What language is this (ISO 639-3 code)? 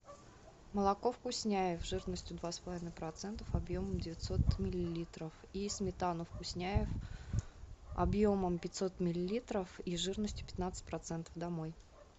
rus